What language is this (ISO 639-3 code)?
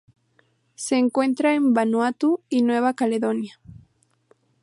spa